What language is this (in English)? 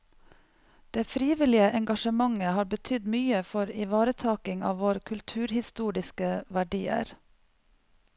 Norwegian